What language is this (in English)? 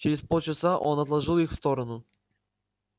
Russian